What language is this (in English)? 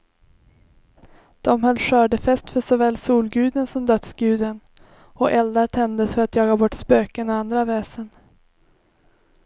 Swedish